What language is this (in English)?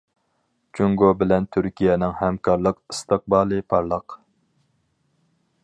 Uyghur